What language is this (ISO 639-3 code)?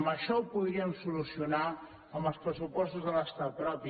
cat